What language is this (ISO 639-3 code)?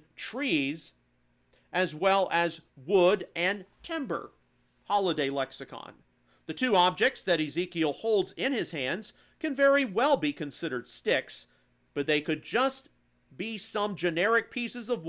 eng